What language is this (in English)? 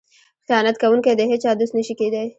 Pashto